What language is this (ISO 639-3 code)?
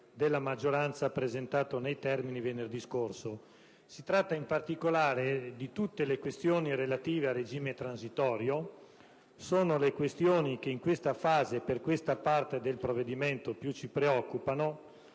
ita